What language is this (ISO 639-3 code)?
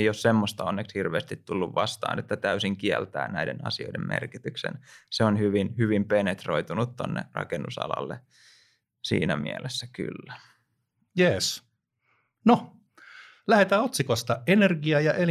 fin